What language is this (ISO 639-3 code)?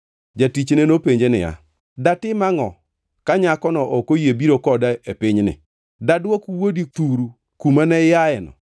luo